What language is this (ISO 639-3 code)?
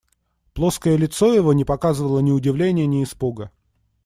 rus